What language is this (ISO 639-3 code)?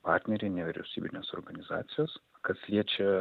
lit